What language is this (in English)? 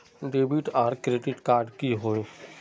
Magahi